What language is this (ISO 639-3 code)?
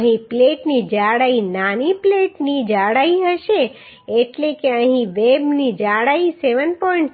guj